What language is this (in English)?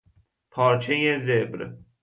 Persian